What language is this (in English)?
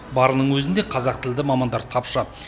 Kazakh